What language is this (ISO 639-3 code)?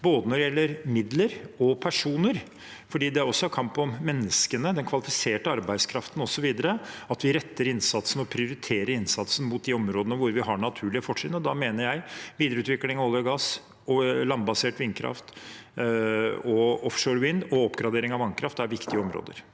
nor